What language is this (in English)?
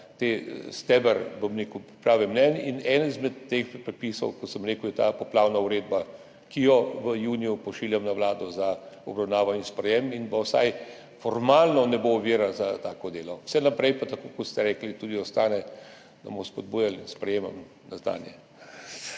Slovenian